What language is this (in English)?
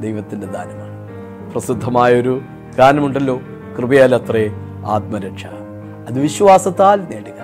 Malayalam